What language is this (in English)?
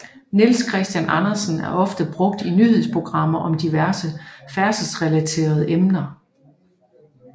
Danish